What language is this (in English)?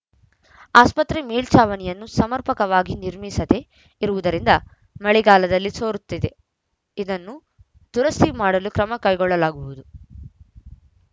Kannada